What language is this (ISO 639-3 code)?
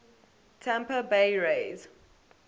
eng